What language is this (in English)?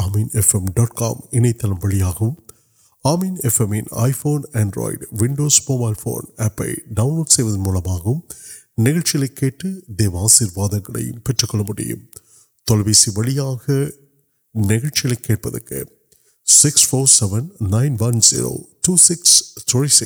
Urdu